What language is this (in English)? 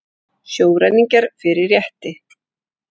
Icelandic